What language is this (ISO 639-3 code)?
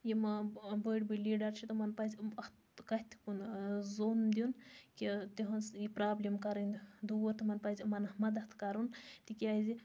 kas